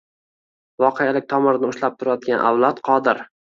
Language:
Uzbek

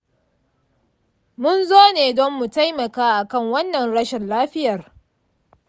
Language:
Hausa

